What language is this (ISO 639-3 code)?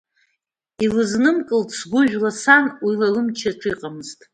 abk